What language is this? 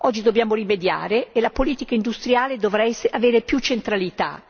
Italian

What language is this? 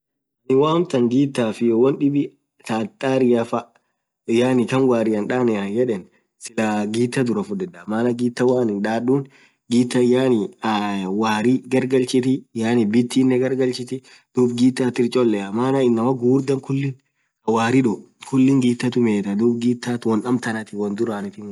Orma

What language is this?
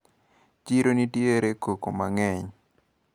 Luo (Kenya and Tanzania)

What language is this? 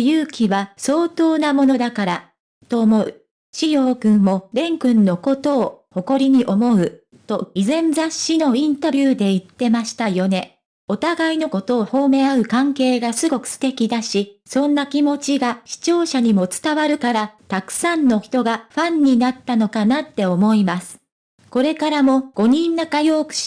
Japanese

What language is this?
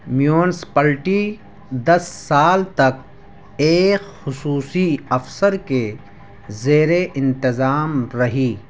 Urdu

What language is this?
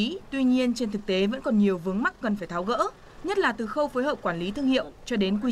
Vietnamese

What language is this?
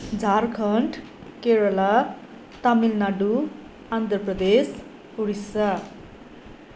Nepali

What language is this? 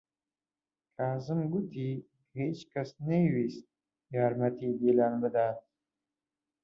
Central Kurdish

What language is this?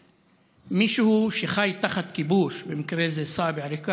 Hebrew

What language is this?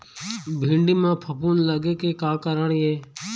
Chhattisgarhi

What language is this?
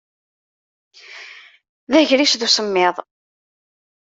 Kabyle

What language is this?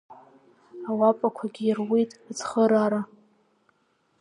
Abkhazian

